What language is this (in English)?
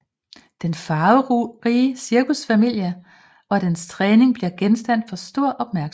Danish